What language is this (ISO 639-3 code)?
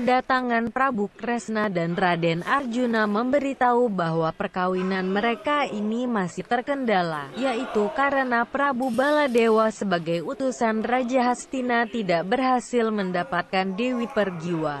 ind